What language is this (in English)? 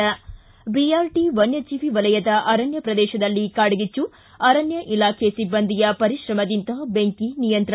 Kannada